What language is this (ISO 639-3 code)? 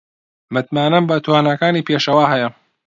ckb